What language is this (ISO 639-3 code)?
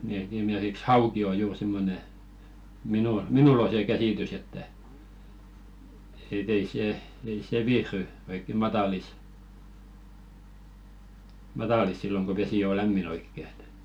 fin